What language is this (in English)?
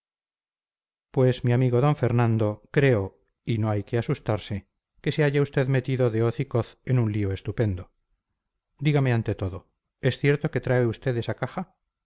Spanish